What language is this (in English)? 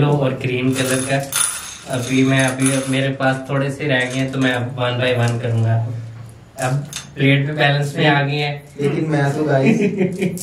Hindi